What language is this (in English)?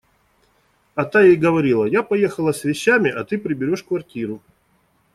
Russian